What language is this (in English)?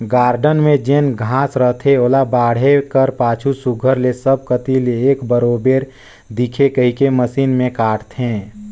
Chhattisgarhi